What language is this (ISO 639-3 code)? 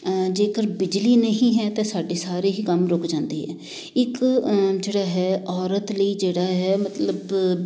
pan